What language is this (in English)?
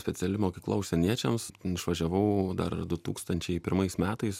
Lithuanian